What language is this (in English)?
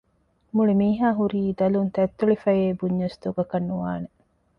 Divehi